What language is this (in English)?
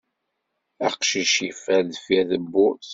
Kabyle